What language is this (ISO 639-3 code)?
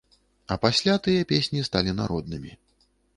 bel